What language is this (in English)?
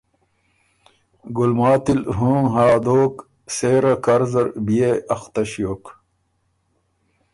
Ormuri